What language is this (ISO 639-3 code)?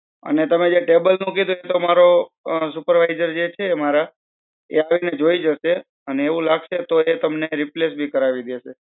guj